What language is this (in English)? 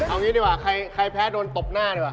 Thai